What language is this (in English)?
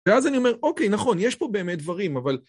Hebrew